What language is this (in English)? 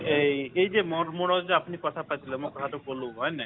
Assamese